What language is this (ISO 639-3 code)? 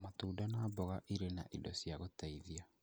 kik